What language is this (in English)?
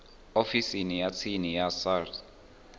Venda